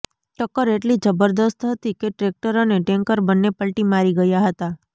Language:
Gujarati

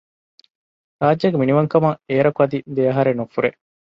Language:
Divehi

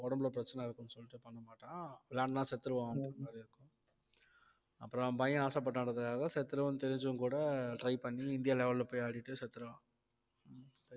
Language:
Tamil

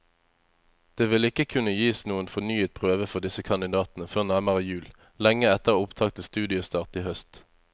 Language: Norwegian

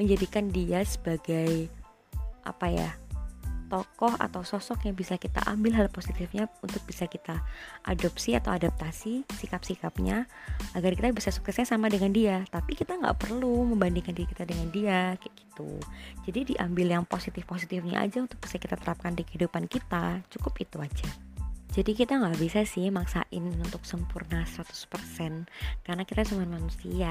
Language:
Indonesian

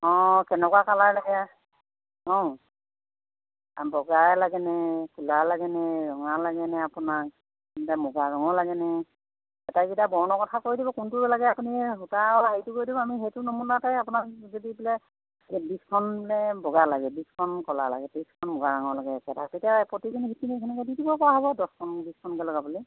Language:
Assamese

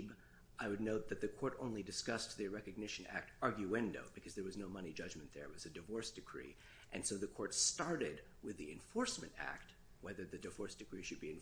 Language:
English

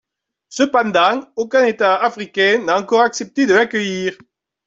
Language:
French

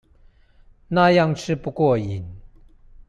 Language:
Chinese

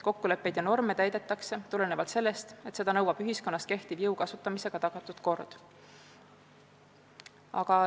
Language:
Estonian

